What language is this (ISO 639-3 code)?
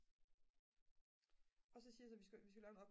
dan